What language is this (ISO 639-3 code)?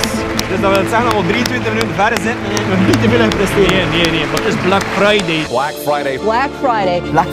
nld